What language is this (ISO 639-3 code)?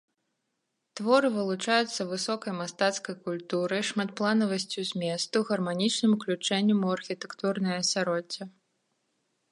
bel